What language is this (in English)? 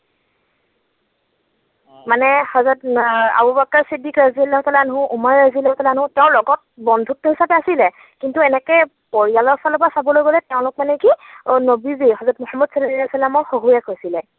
Assamese